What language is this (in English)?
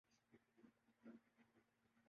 Urdu